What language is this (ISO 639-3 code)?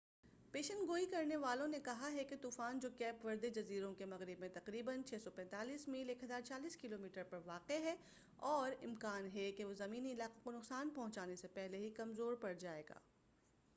urd